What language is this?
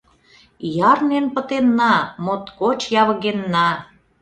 Mari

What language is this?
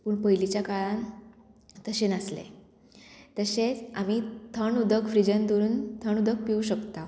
Konkani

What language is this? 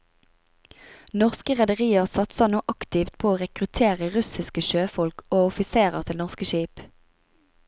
Norwegian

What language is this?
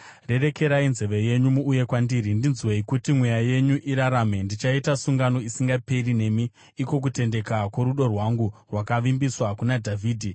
Shona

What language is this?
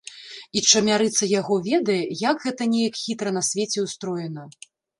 Belarusian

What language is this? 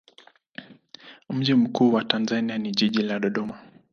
Swahili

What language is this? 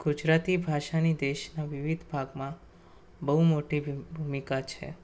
Gujarati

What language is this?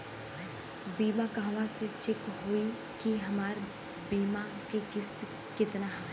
Bhojpuri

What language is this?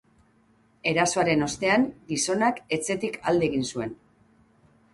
Basque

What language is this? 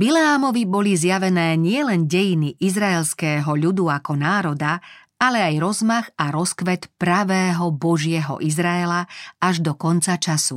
Slovak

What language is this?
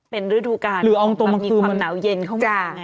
Thai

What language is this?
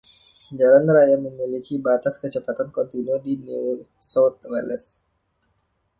Indonesian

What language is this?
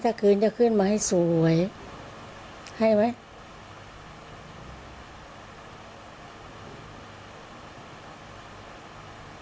Thai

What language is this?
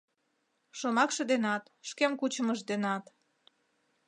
Mari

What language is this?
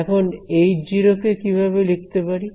Bangla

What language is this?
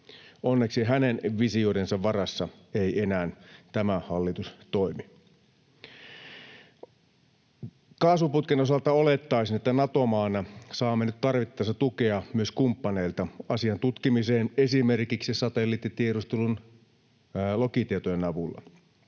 Finnish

